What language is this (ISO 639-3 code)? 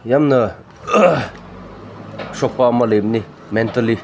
mni